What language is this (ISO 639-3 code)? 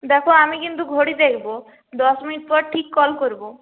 ben